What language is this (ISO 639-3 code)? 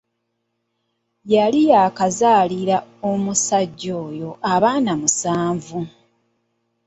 lug